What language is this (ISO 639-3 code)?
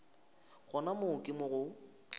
nso